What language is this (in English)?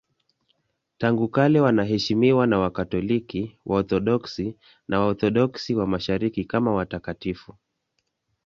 Swahili